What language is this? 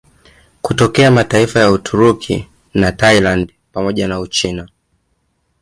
Swahili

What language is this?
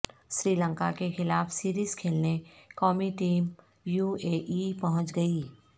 Urdu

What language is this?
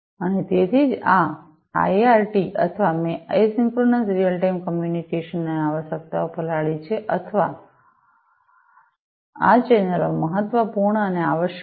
Gujarati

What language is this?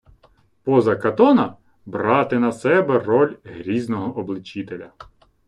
Ukrainian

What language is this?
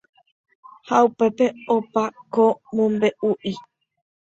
Guarani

